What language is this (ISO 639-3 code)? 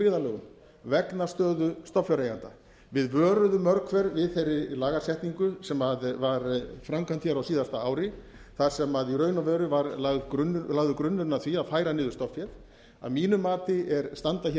isl